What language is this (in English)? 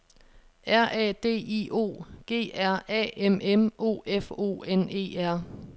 Danish